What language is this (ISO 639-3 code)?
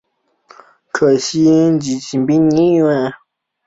zho